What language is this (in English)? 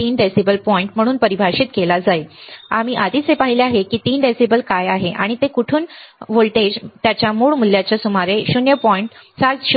Marathi